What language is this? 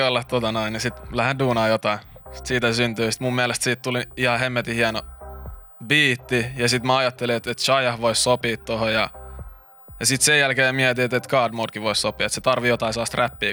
Finnish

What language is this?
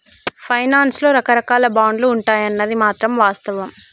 Telugu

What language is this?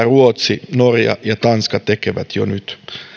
Finnish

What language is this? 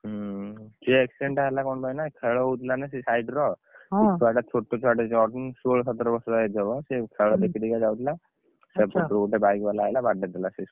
Odia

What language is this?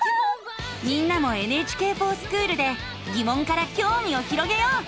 Japanese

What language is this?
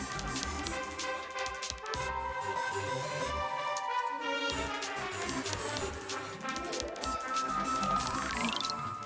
Indonesian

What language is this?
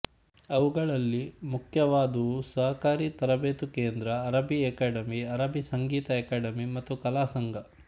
Kannada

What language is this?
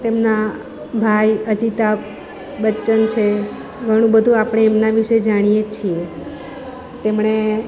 Gujarati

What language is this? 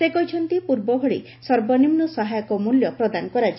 Odia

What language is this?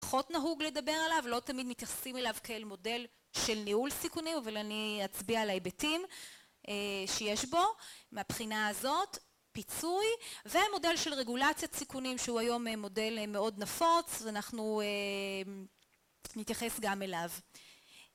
Hebrew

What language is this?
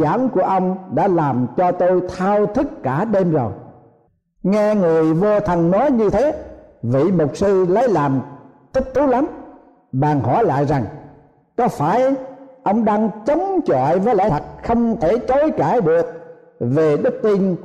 Vietnamese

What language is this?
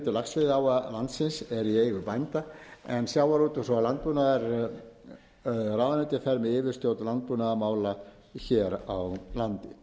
Icelandic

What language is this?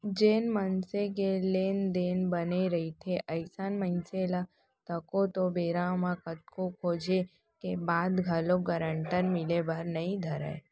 Chhattisgarhi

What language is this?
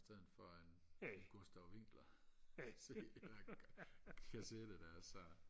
Danish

